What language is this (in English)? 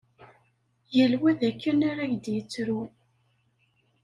Kabyle